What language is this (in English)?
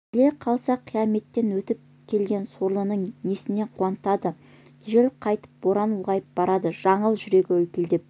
Kazakh